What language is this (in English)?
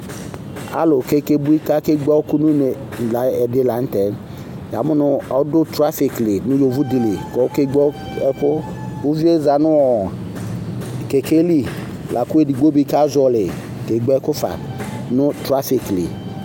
Ikposo